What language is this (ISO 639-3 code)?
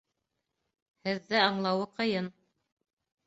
bak